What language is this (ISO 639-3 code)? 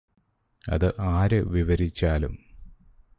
mal